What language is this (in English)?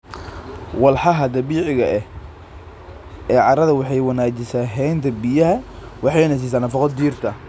Somali